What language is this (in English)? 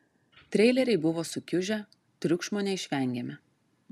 Lithuanian